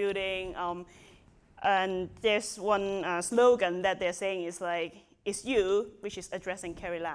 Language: English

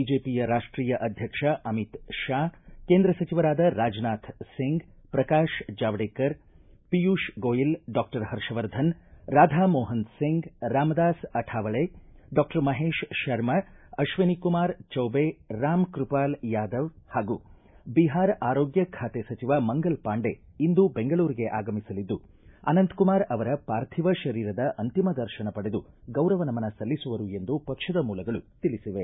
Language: Kannada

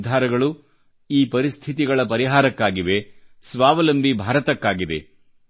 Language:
Kannada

